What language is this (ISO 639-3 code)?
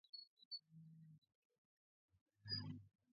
kat